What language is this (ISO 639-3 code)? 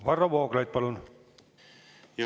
est